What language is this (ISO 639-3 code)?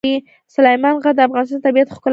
pus